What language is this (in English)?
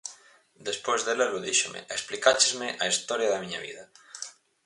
Galician